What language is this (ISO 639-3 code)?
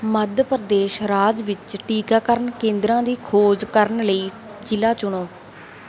pan